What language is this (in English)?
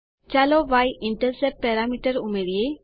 Gujarati